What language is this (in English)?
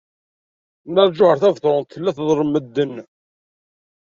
Kabyle